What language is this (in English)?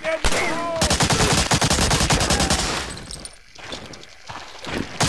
Polish